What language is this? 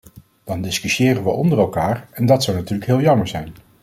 Dutch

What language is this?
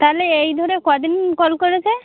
Bangla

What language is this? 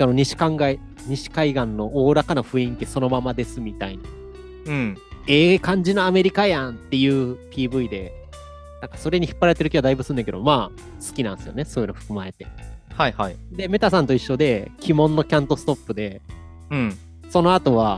Japanese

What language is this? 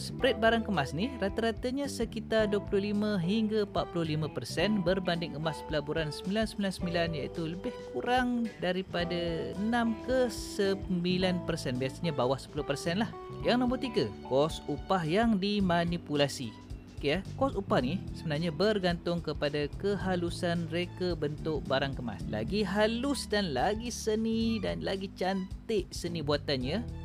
Malay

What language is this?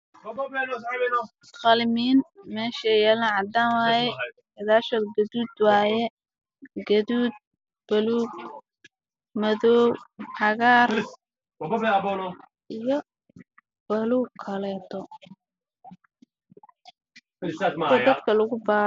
Somali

